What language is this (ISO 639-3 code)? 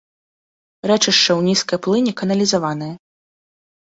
bel